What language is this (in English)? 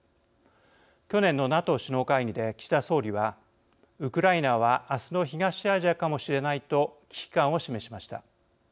Japanese